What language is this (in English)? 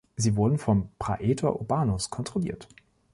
German